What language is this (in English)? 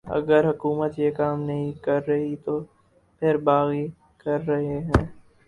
Urdu